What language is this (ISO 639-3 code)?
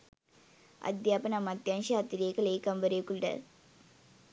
sin